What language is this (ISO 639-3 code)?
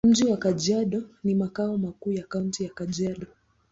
swa